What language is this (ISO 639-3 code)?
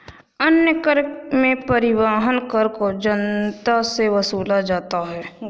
hin